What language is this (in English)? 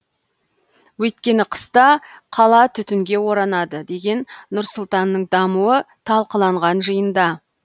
Kazakh